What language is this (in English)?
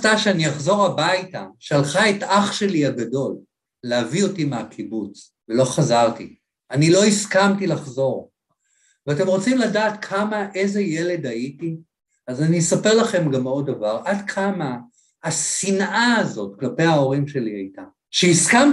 Hebrew